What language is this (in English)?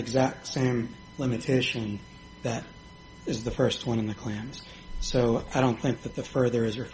English